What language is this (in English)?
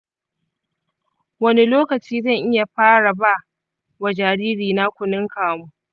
Hausa